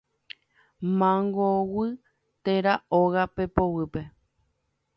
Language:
Guarani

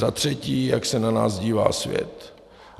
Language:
Czech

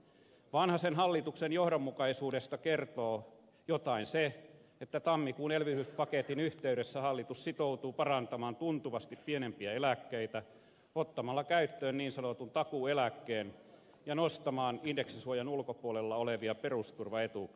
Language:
Finnish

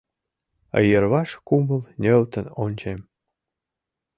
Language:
Mari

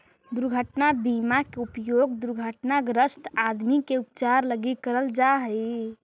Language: Magahi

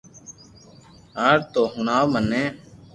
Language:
Loarki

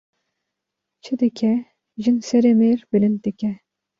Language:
Kurdish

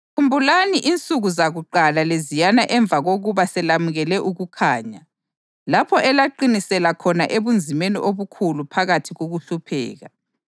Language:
North Ndebele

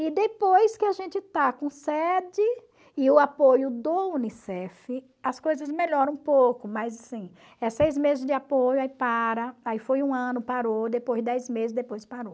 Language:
Portuguese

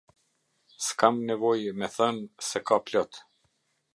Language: Albanian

